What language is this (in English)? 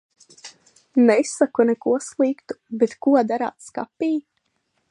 Latvian